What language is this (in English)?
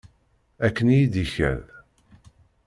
Kabyle